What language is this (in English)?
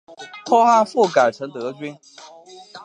Chinese